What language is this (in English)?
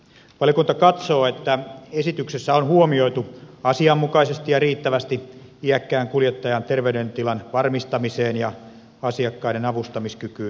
Finnish